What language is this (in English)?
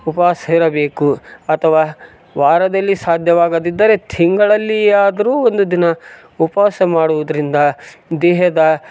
Kannada